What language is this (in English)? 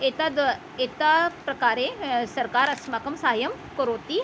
Sanskrit